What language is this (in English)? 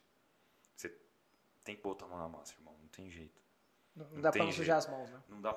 Portuguese